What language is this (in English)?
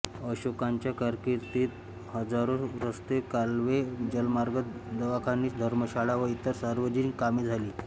Marathi